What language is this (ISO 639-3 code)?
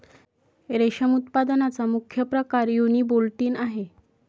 mar